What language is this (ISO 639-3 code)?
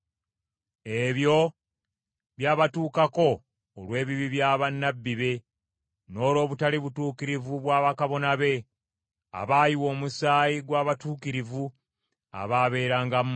lug